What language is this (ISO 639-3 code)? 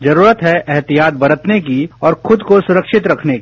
hin